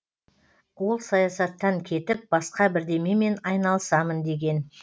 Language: Kazakh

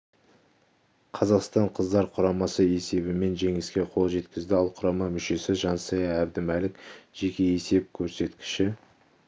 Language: Kazakh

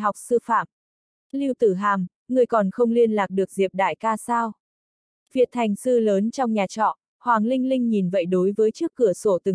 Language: Vietnamese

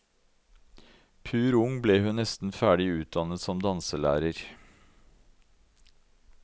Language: Norwegian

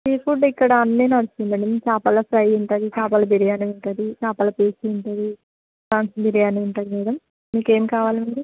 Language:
Telugu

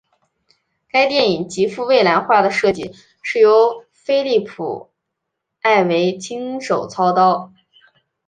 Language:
Chinese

